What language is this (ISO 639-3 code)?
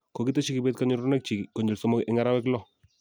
kln